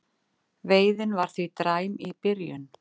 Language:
Icelandic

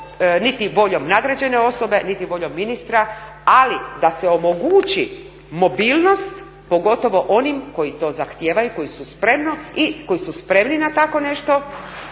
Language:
Croatian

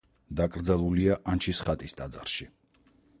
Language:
Georgian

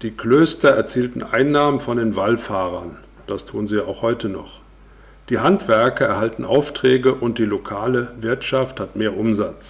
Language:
German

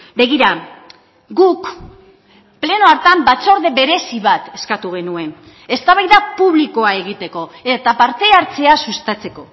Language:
Basque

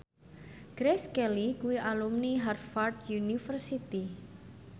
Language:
Javanese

